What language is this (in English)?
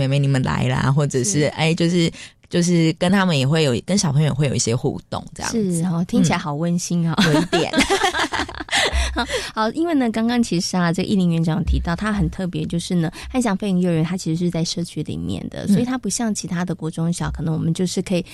Chinese